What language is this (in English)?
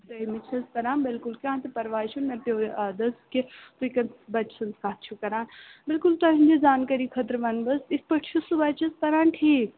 Kashmiri